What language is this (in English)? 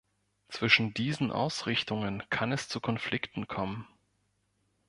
German